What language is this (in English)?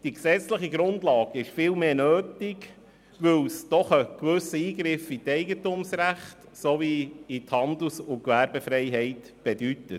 Swiss German